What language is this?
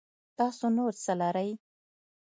Pashto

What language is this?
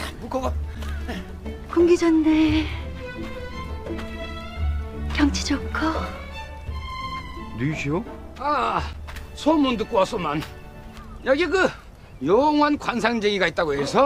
Korean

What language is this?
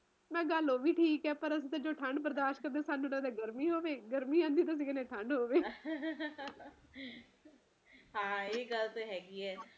Punjabi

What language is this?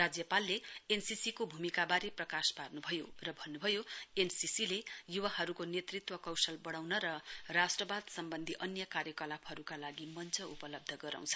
Nepali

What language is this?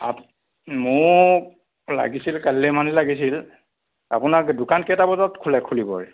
Assamese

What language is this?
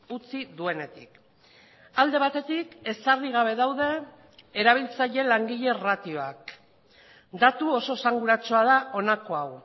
Basque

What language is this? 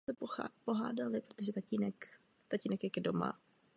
Czech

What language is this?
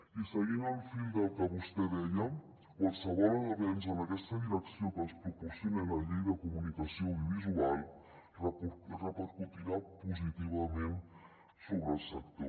Catalan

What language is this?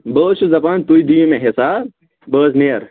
Kashmiri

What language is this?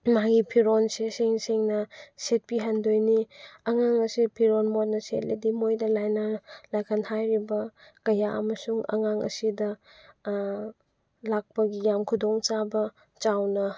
Manipuri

